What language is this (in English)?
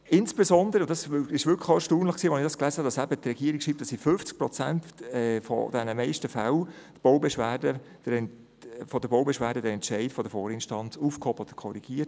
Swiss German